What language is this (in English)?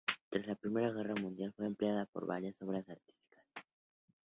Spanish